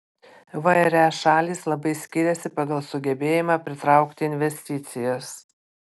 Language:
Lithuanian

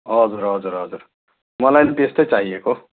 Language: Nepali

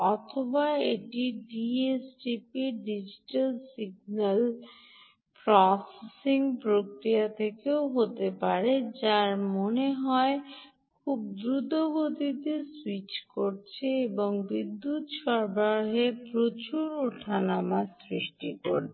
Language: Bangla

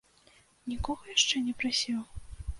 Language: Belarusian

